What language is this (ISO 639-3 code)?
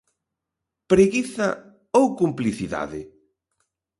glg